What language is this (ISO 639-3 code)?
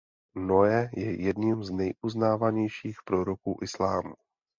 ces